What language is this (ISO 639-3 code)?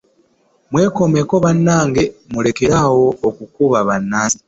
lug